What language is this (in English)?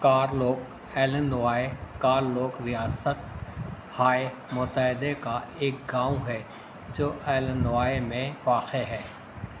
Urdu